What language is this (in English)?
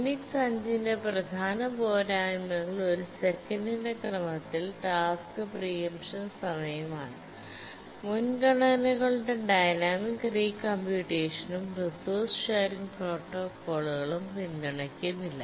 Malayalam